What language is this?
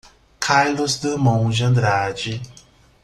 Portuguese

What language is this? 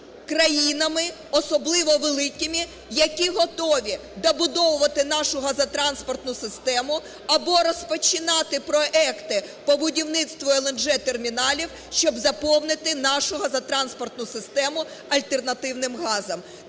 Ukrainian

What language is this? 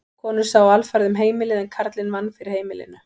Icelandic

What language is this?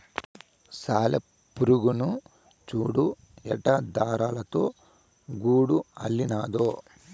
Telugu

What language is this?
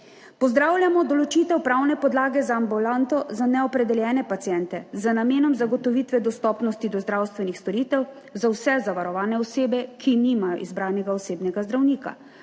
Slovenian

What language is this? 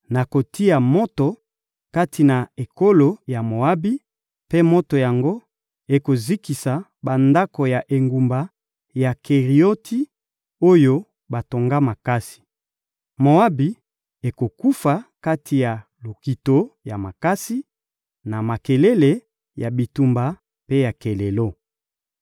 Lingala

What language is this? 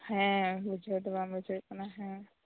Santali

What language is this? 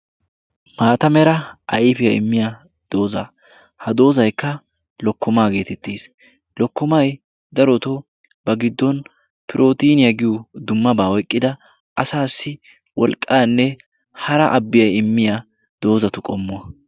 Wolaytta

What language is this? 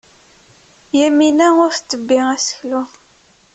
Kabyle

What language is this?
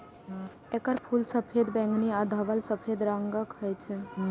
Maithili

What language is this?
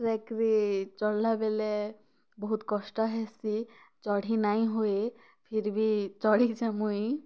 Odia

